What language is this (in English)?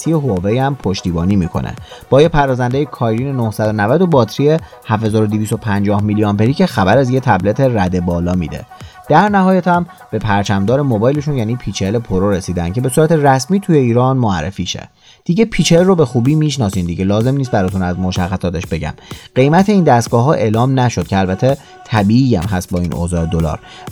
Persian